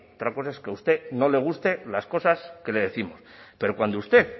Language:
Spanish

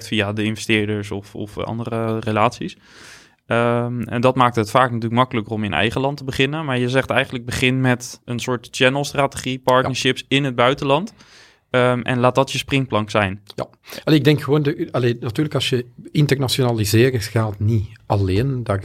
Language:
Dutch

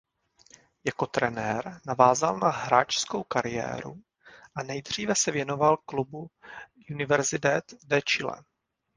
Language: Czech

